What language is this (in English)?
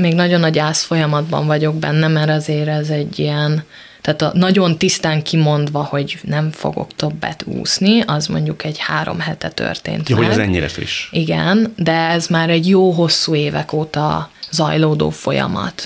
Hungarian